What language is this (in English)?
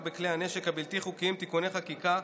Hebrew